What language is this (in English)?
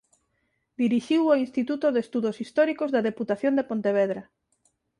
Galician